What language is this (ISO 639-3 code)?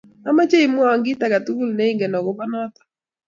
kln